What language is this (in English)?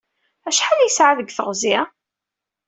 Kabyle